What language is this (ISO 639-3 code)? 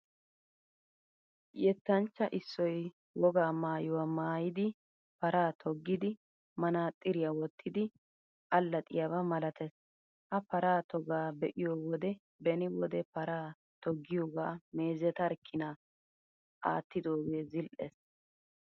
wal